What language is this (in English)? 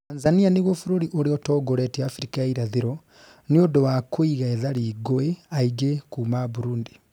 Kikuyu